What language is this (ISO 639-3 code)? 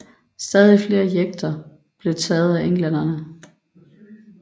dan